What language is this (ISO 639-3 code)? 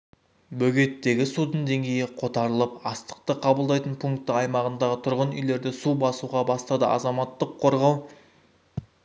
kaz